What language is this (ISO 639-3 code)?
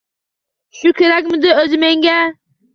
uzb